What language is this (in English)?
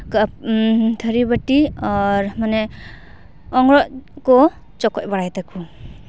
Santali